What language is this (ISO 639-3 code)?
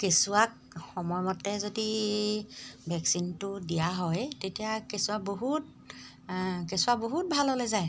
asm